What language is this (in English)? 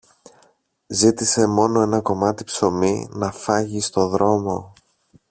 Greek